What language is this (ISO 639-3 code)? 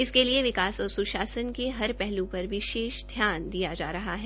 hin